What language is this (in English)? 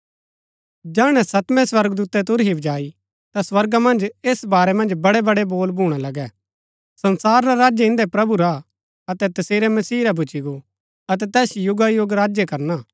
Gaddi